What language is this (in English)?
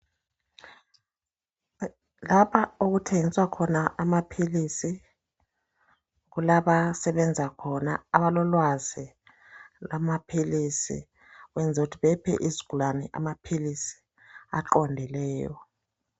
North Ndebele